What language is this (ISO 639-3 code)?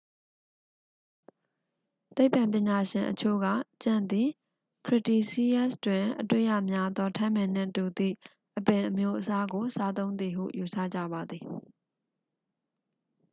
mya